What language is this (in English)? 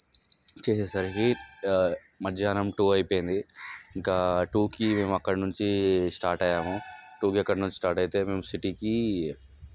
Telugu